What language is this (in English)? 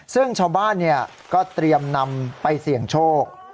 Thai